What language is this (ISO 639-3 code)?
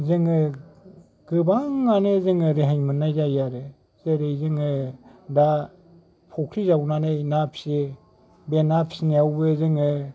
brx